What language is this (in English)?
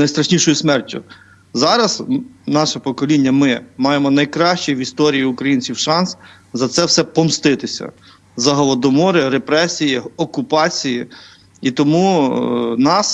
Ukrainian